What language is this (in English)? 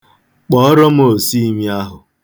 Igbo